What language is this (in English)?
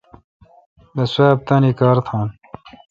Kalkoti